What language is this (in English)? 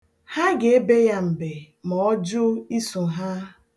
Igbo